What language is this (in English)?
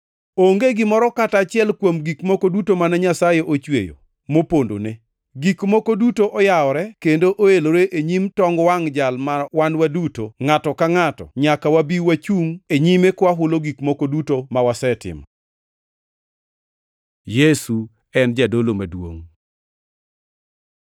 Luo (Kenya and Tanzania)